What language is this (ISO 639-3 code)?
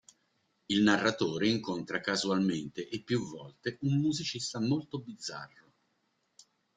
ita